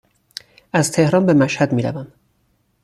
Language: Persian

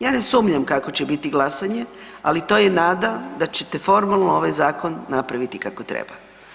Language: Croatian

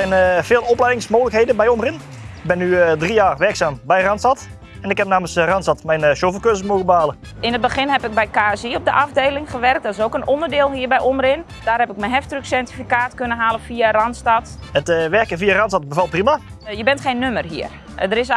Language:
Dutch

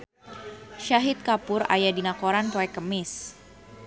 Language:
Sundanese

